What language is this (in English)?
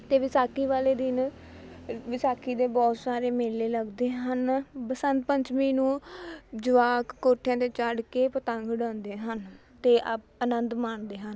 Punjabi